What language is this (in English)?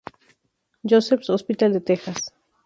Spanish